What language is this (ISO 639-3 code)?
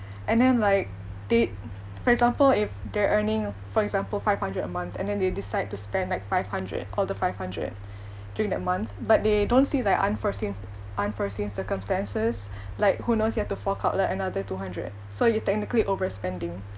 eng